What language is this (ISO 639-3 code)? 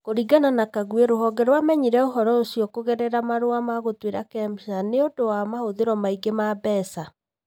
kik